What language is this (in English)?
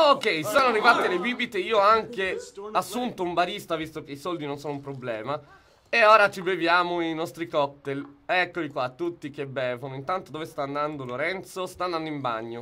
Italian